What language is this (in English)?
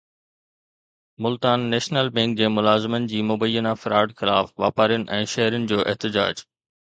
Sindhi